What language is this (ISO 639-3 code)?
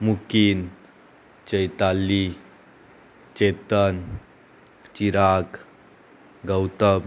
kok